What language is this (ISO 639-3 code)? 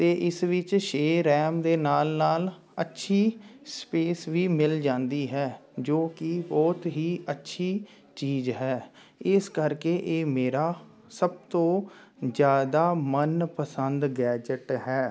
pan